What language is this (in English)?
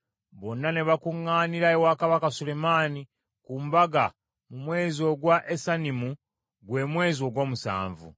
Ganda